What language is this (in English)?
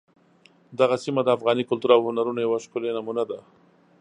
Pashto